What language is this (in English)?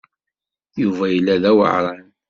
Kabyle